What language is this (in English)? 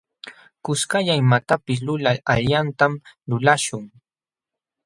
Jauja Wanca Quechua